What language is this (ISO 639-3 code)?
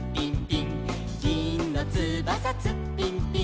jpn